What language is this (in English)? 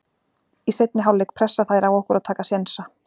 Icelandic